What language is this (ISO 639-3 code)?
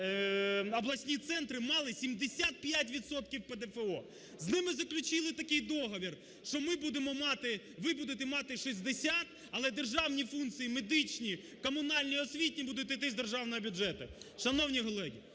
ukr